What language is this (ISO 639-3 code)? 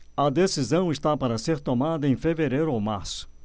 por